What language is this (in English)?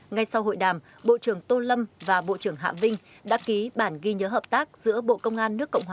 Vietnamese